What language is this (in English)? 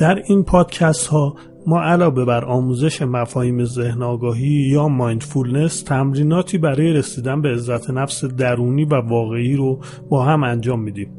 Persian